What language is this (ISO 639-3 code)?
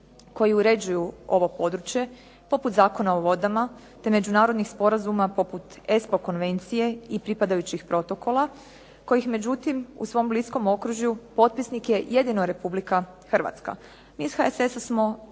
hrv